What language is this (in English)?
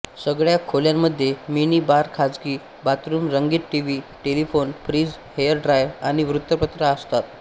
Marathi